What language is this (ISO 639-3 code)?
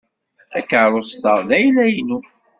kab